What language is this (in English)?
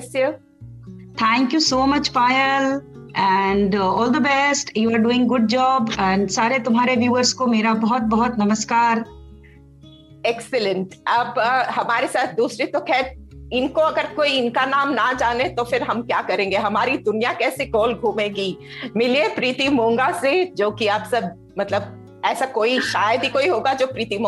Hindi